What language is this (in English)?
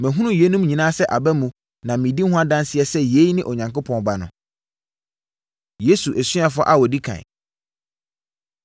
Akan